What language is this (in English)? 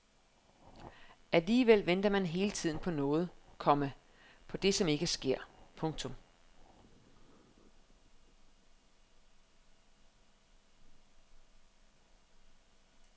Danish